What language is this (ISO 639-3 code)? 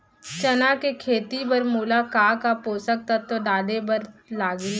hne